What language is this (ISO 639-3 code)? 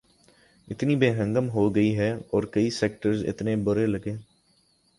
urd